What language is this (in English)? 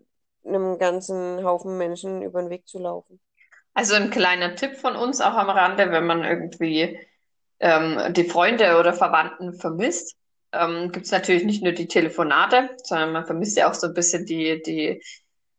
German